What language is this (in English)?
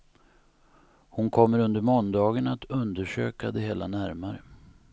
Swedish